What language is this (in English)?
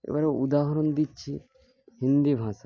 Bangla